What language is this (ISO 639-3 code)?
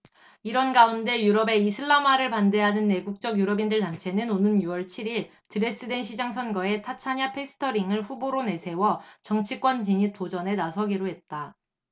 kor